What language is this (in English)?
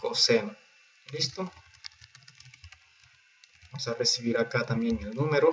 Spanish